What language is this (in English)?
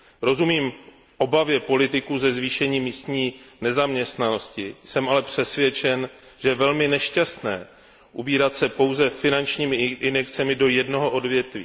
Czech